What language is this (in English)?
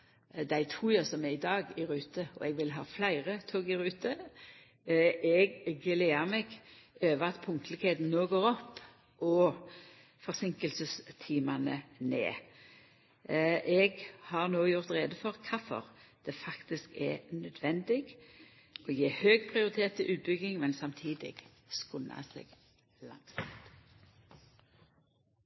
Norwegian Nynorsk